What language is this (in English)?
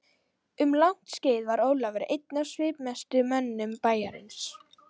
Icelandic